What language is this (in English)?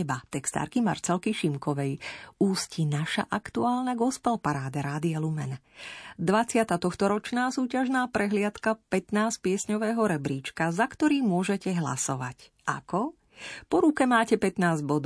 Slovak